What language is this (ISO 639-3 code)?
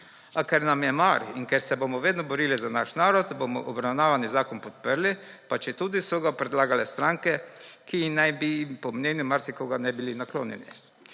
slv